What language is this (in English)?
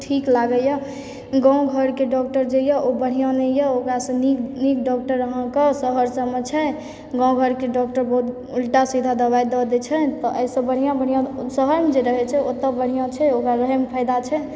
Maithili